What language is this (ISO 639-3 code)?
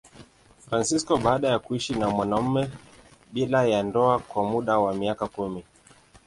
swa